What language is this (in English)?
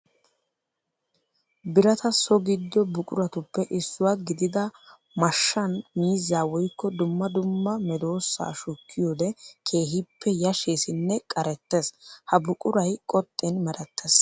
Wolaytta